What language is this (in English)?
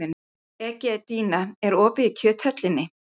Icelandic